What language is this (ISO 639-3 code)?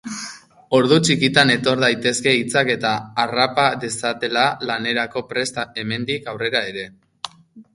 eus